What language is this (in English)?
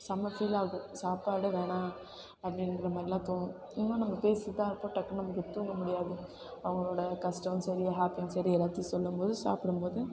Tamil